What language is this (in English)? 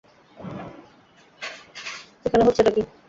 Bangla